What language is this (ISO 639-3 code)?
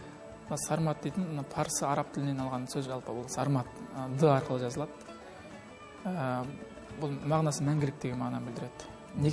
tur